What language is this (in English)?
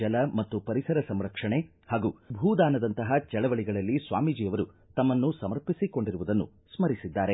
Kannada